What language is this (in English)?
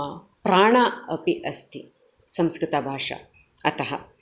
Sanskrit